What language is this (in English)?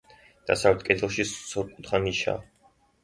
Georgian